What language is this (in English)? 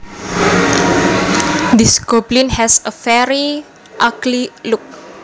Javanese